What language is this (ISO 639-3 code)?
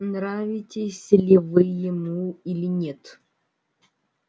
rus